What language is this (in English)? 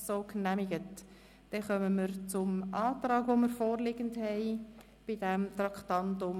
Swiss German